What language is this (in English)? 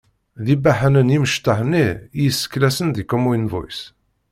Kabyle